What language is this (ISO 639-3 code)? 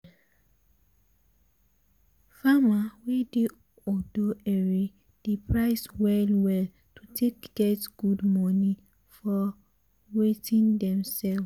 pcm